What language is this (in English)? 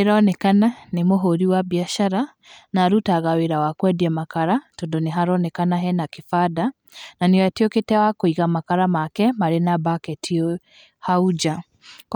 Kikuyu